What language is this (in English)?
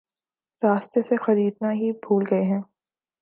Urdu